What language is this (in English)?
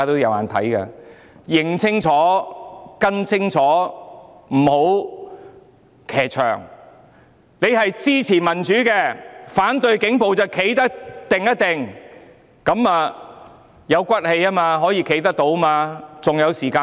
Cantonese